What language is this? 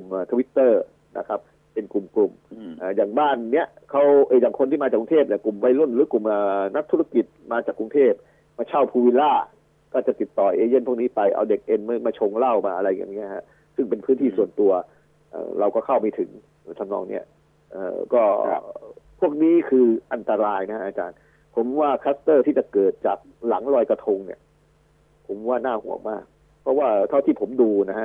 Thai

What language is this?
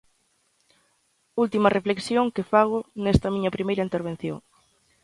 Galician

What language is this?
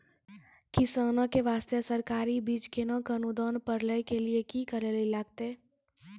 Maithili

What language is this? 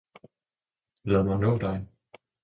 Danish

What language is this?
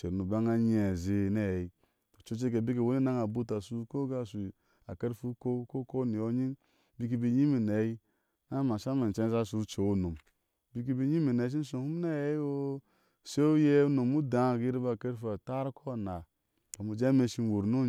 Ashe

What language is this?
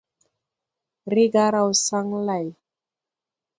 Tupuri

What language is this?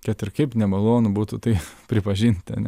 Lithuanian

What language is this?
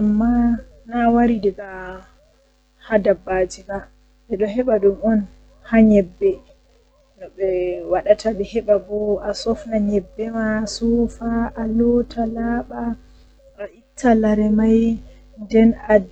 Western Niger Fulfulde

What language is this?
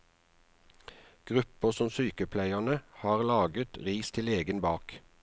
Norwegian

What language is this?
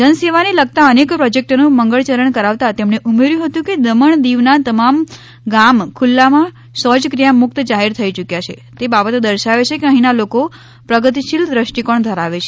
Gujarati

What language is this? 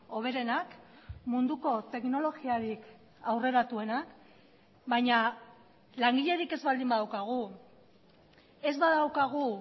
Basque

